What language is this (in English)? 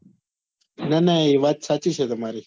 Gujarati